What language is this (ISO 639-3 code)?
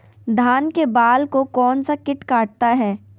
mag